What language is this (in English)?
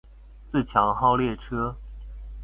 Chinese